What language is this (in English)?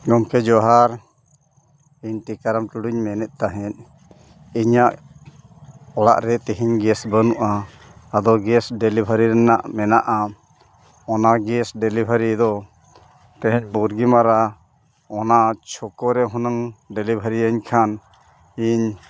Santali